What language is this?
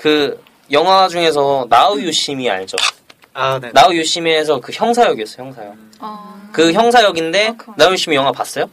Korean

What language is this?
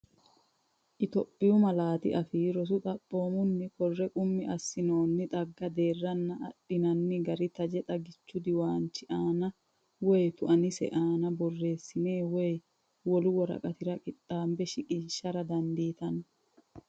Sidamo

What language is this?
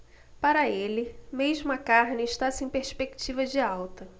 Portuguese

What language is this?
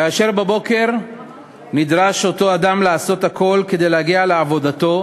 Hebrew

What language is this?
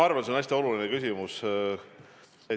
Estonian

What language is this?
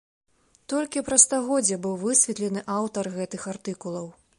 Belarusian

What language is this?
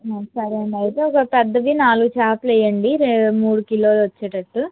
Telugu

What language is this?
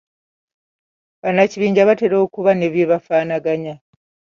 Ganda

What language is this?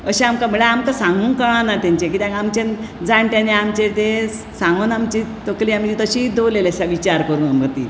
Konkani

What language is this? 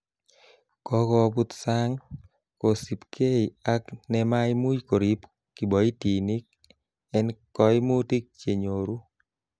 Kalenjin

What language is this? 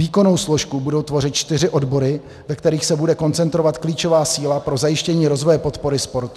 Czech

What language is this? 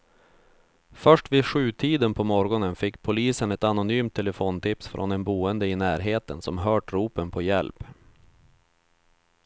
Swedish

